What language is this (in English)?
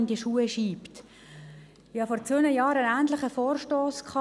Swiss German